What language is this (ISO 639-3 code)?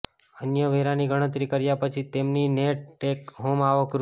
guj